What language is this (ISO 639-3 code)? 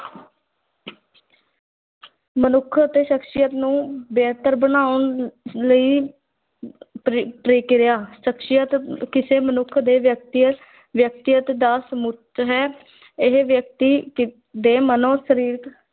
pan